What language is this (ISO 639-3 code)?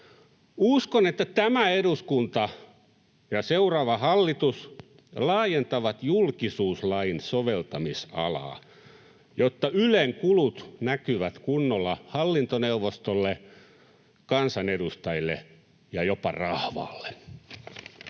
fin